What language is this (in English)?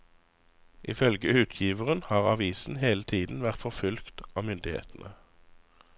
Norwegian